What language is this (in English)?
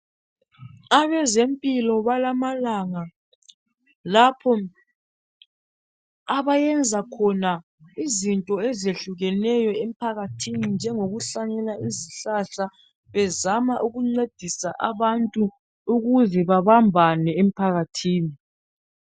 North Ndebele